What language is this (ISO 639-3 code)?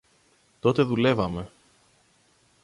ell